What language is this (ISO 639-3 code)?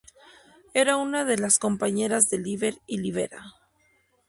spa